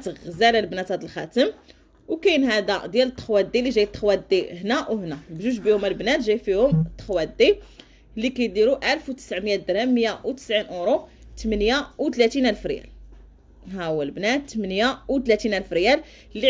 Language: Arabic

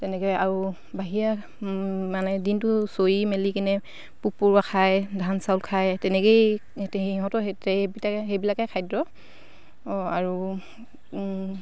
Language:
Assamese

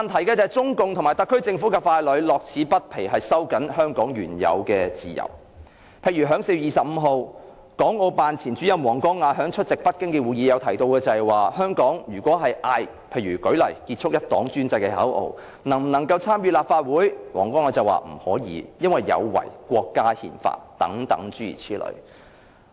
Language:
Cantonese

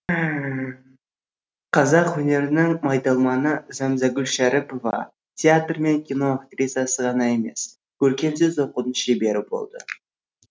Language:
Kazakh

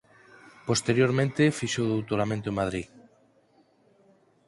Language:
Galician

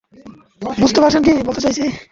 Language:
Bangla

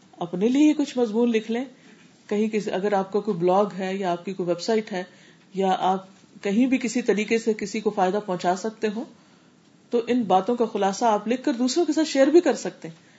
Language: Urdu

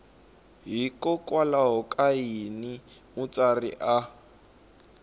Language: Tsonga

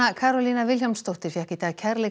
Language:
Icelandic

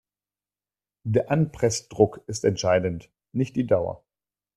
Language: German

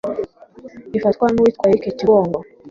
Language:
Kinyarwanda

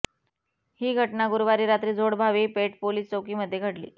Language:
Marathi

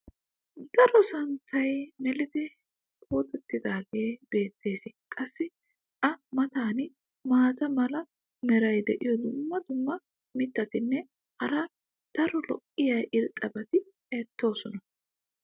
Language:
Wolaytta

